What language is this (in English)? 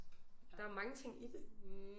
Danish